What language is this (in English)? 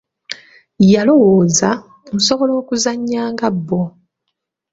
Ganda